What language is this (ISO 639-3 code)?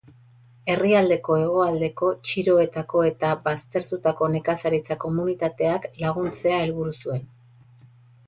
eus